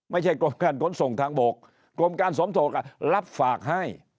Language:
Thai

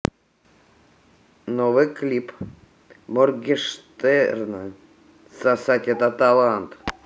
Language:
Russian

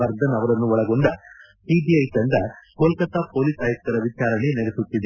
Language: Kannada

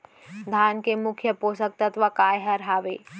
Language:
Chhattisgarhi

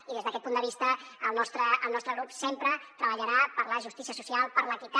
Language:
Catalan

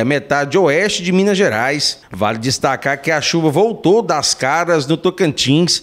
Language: Portuguese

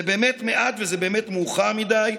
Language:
Hebrew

